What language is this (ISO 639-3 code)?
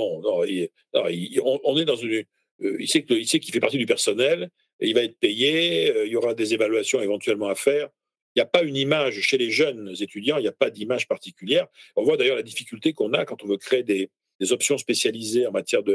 fra